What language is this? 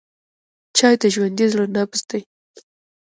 Pashto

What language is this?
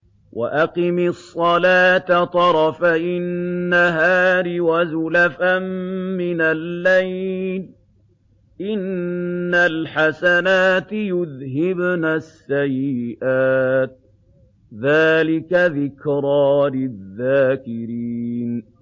Arabic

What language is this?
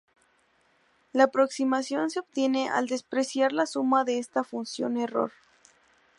Spanish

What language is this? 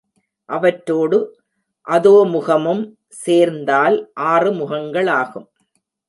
Tamil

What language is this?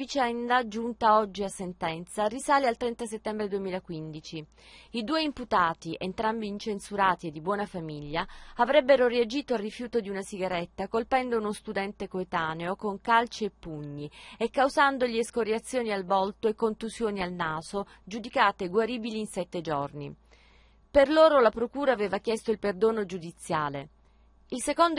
Italian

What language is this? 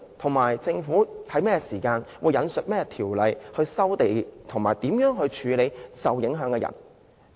Cantonese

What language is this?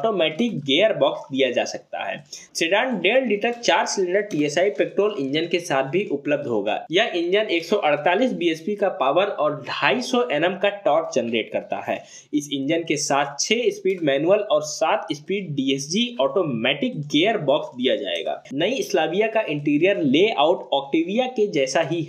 Hindi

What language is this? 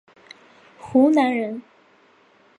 Chinese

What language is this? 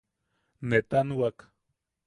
Yaqui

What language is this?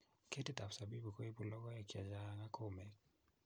Kalenjin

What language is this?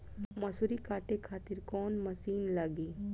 Bhojpuri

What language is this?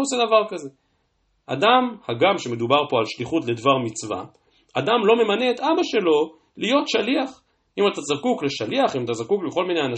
Hebrew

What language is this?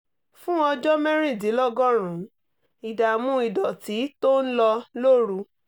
Yoruba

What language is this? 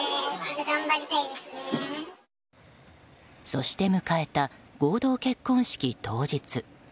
Japanese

